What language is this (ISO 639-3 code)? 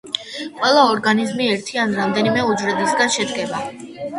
kat